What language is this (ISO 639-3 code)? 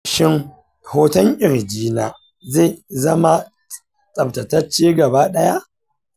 hau